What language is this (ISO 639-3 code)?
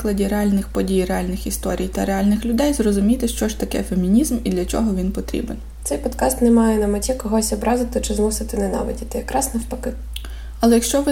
ukr